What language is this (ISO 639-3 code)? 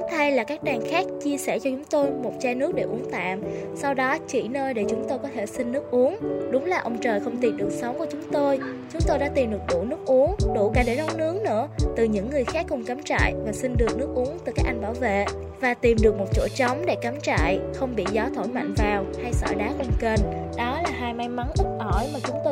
vie